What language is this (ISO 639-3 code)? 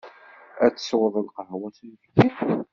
kab